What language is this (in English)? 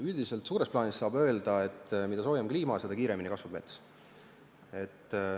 Estonian